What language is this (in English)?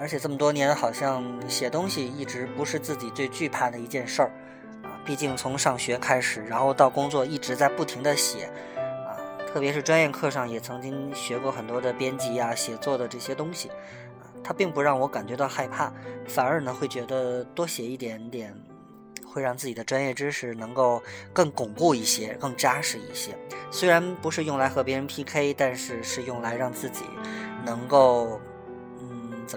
Chinese